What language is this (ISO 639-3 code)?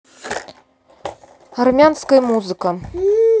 rus